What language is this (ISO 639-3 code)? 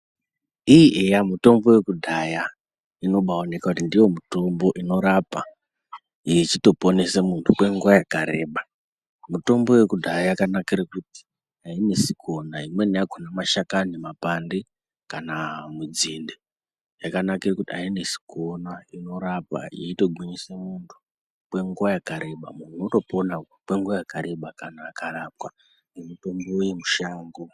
ndc